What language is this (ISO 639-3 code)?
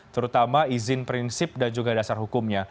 ind